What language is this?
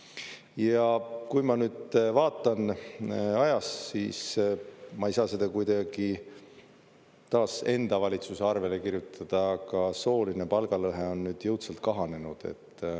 Estonian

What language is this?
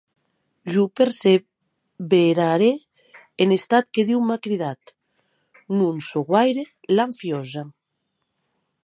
Occitan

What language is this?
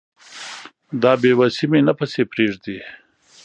Pashto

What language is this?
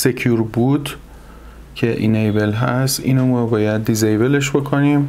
Persian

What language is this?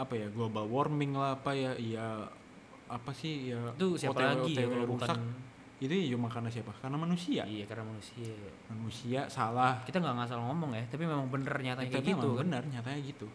Indonesian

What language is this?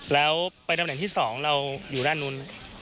Thai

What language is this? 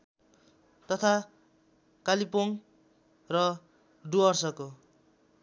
Nepali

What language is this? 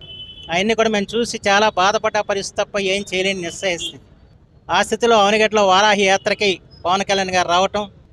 Telugu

